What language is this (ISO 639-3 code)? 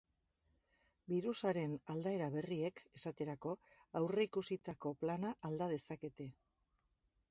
eus